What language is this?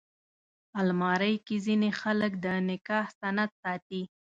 Pashto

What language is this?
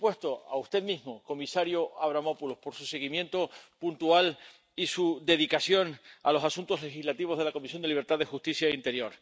Spanish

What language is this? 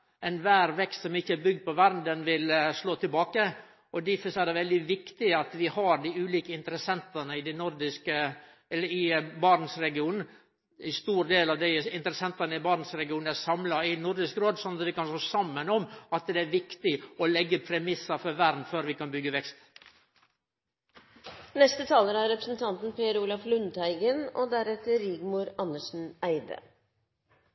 Norwegian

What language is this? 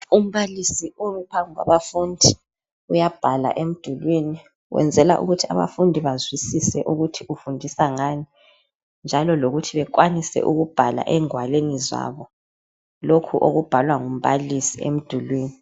North Ndebele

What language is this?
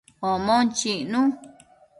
Matsés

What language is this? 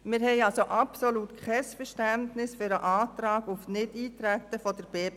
Swiss German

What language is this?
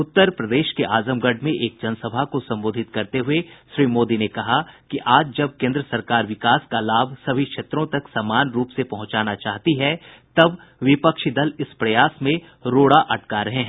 Hindi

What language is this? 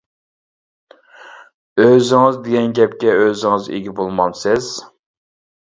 Uyghur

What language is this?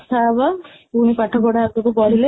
Odia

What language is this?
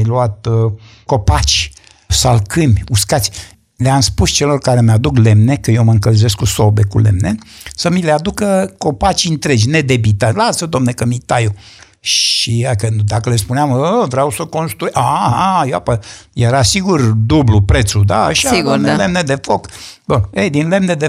Romanian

